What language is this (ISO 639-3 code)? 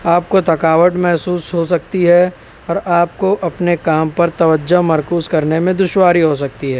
urd